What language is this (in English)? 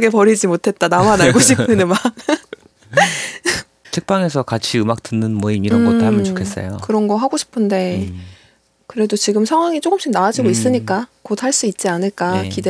Korean